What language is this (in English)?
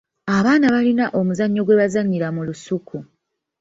Ganda